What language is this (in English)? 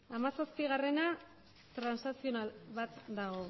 Basque